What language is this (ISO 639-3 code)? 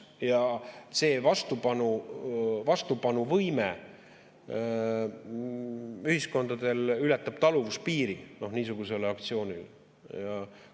est